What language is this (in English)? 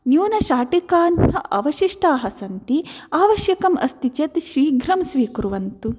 Sanskrit